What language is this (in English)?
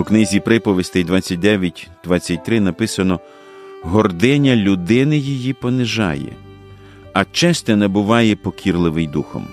Ukrainian